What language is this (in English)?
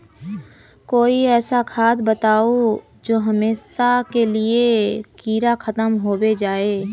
Magahi